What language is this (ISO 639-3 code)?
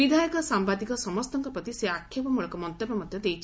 ori